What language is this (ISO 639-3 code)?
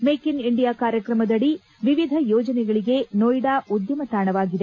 kan